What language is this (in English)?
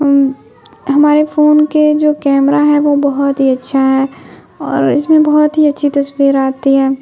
Urdu